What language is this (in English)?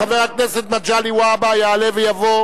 Hebrew